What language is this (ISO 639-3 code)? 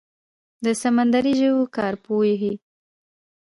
pus